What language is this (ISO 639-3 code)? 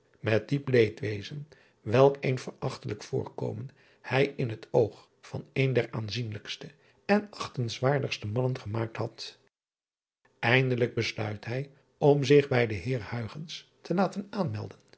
nld